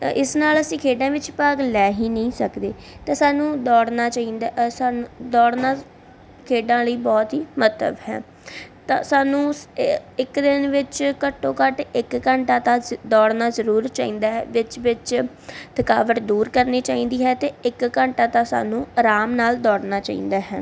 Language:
Punjabi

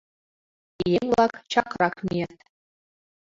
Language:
Mari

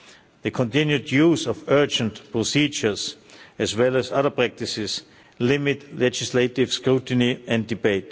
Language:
English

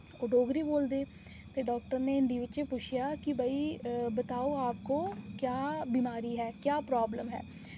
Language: Dogri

